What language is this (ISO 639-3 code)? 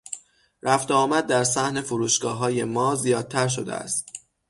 fas